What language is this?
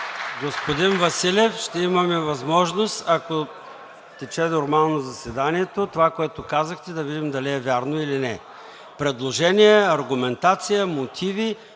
Bulgarian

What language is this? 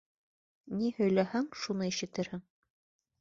Bashkir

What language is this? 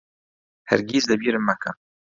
Central Kurdish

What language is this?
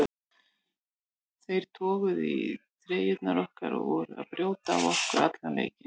Icelandic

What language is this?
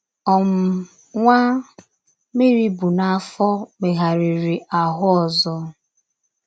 Igbo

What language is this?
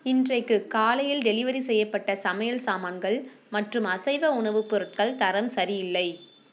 Tamil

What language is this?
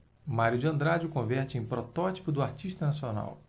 Portuguese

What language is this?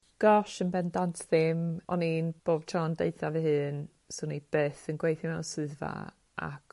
Welsh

